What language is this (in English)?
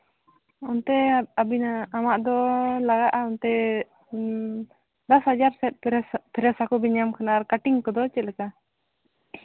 Santali